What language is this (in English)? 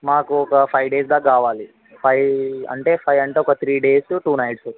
Telugu